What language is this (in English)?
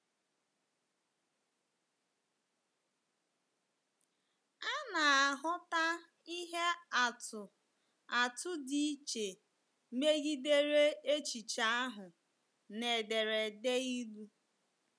Igbo